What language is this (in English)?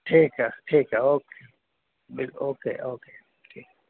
Urdu